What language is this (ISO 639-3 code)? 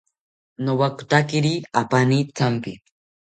cpy